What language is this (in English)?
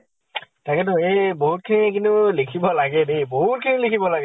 Assamese